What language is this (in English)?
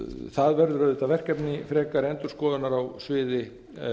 Icelandic